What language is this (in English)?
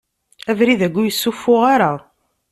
Kabyle